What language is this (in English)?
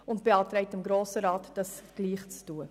Swiss German